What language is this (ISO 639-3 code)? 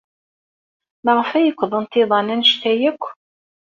kab